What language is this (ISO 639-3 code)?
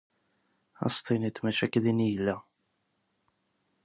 kab